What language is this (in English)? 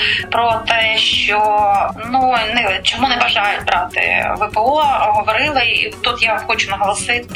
Ukrainian